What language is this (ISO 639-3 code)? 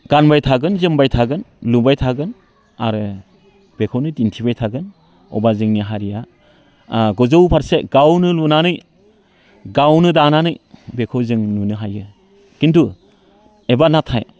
brx